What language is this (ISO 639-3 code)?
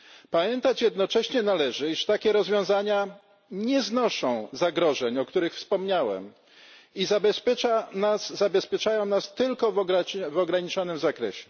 pol